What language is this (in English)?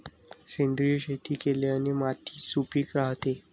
Marathi